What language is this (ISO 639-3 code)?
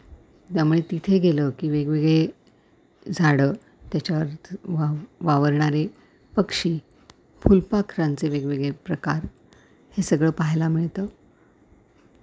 mar